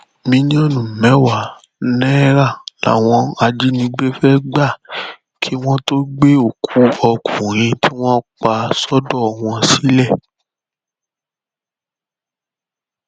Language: Yoruba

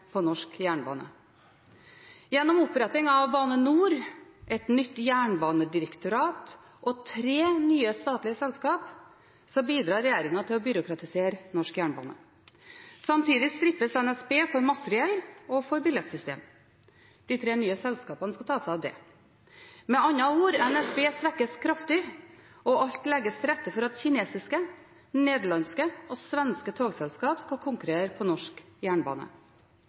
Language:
Norwegian Bokmål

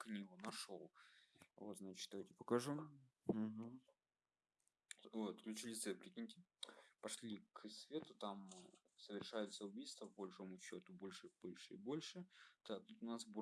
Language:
Russian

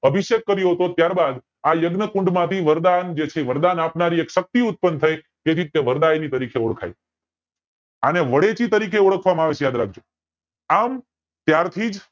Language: Gujarati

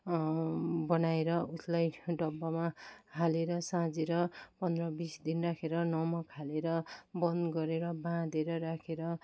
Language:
Nepali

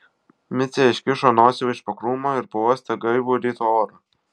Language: Lithuanian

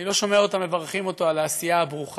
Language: Hebrew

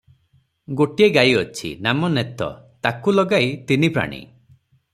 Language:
Odia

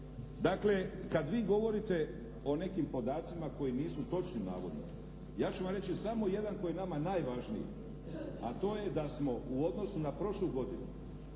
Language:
Croatian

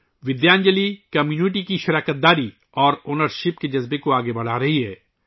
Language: Urdu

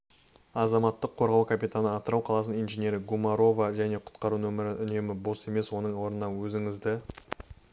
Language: Kazakh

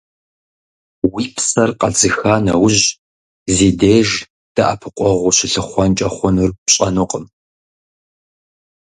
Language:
Kabardian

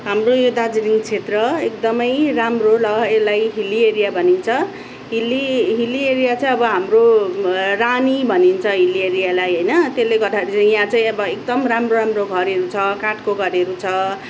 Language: Nepali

